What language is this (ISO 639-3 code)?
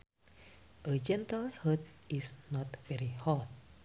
sun